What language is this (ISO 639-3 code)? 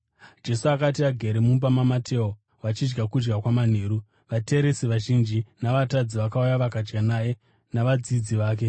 sna